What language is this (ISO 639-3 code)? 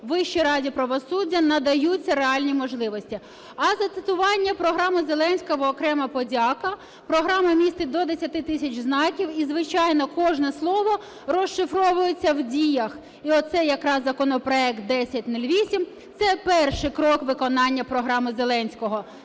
ukr